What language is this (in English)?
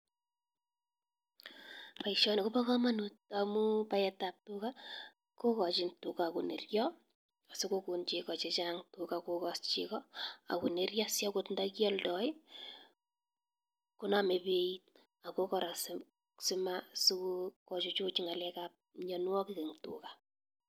Kalenjin